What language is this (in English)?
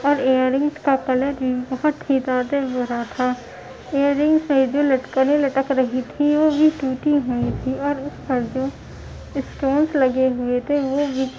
Urdu